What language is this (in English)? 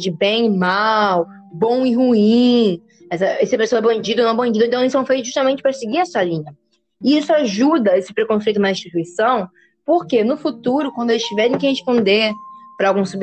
Portuguese